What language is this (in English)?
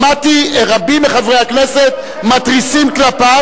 Hebrew